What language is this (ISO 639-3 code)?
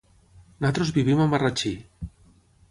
cat